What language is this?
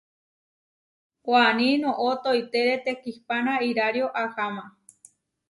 Huarijio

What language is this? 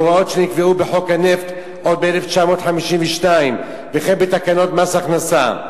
Hebrew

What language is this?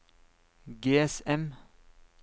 Norwegian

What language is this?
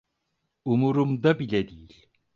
Turkish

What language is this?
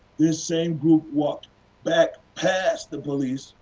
English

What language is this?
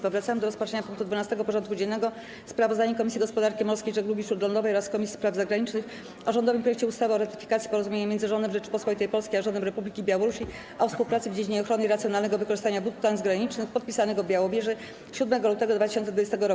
Polish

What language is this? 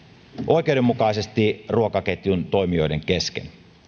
Finnish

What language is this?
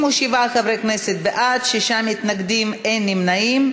Hebrew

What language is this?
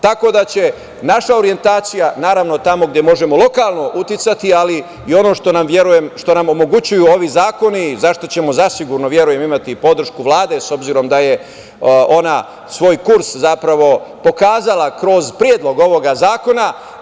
Serbian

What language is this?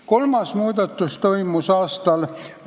Estonian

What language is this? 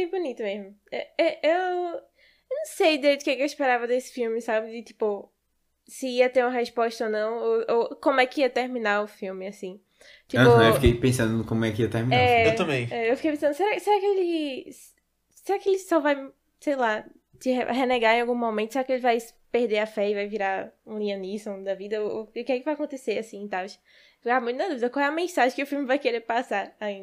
Portuguese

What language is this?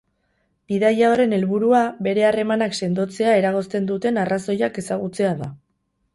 Basque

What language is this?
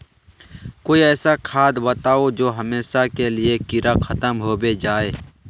Magahi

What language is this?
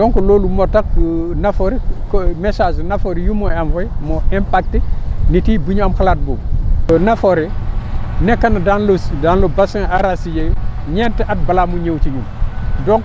Wolof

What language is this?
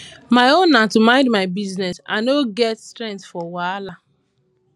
Nigerian Pidgin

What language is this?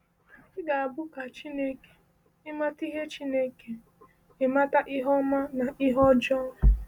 Igbo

